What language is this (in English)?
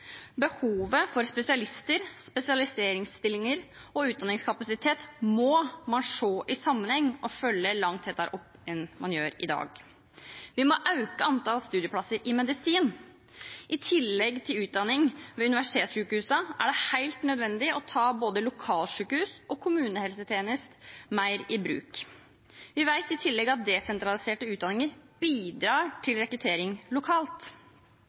Norwegian Bokmål